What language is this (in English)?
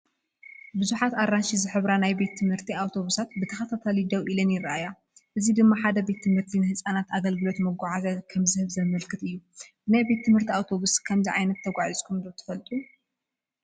Tigrinya